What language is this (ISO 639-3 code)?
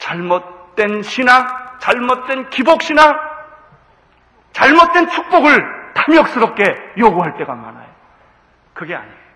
kor